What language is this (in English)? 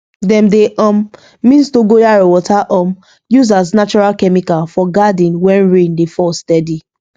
Nigerian Pidgin